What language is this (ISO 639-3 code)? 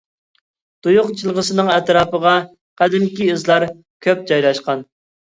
uig